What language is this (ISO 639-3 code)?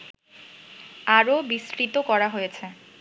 ben